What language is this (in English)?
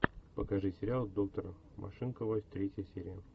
Russian